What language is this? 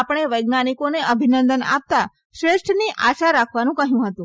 Gujarati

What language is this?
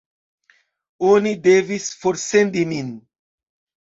Esperanto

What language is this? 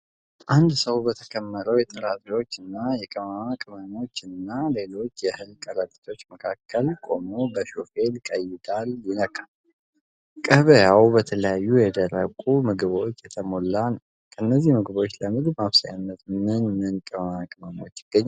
Amharic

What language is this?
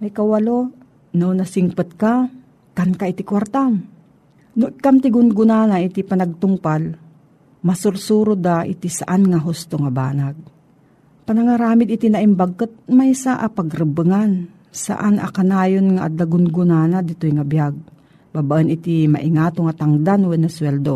Filipino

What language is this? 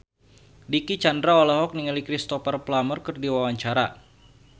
Sundanese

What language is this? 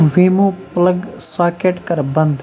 Kashmiri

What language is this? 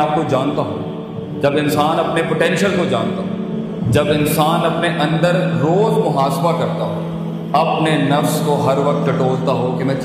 Urdu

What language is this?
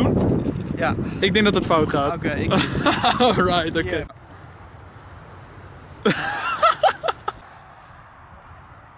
Dutch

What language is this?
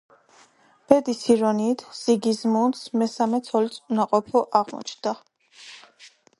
Georgian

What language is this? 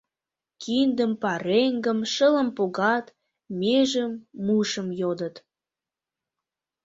Mari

